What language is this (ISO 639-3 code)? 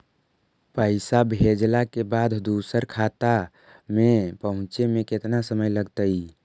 mag